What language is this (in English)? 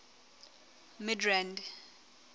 Southern Sotho